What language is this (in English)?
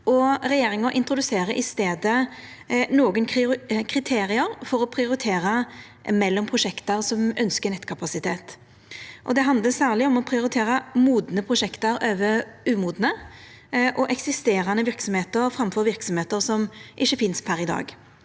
Norwegian